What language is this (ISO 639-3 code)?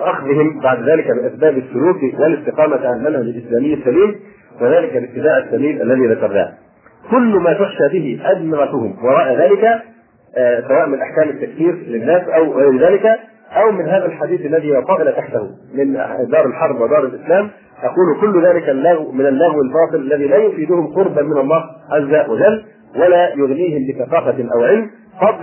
ara